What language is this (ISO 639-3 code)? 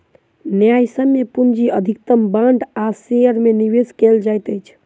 mai